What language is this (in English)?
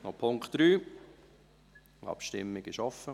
Swiss German